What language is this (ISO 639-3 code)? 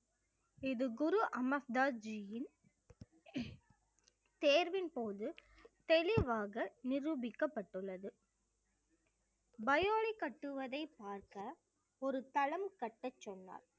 tam